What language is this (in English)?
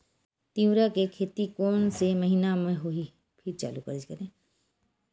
Chhattisgarhi